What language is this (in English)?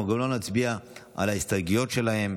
Hebrew